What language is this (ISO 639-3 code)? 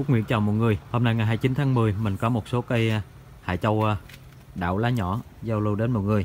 vie